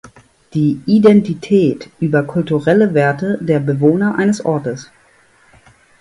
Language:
German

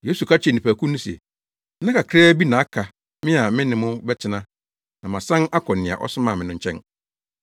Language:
Akan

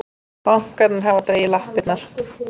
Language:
Icelandic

